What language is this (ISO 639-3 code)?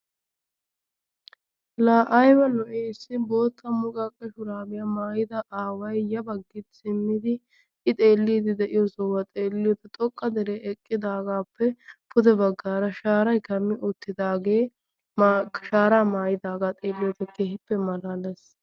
wal